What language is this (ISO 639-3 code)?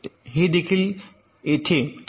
mar